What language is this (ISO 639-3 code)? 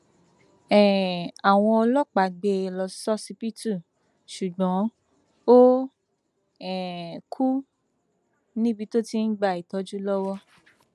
yor